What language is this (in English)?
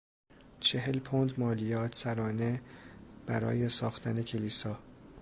Persian